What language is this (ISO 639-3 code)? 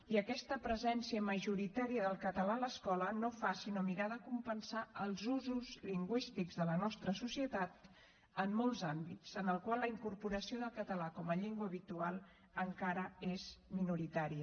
cat